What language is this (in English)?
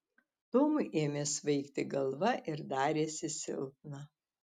Lithuanian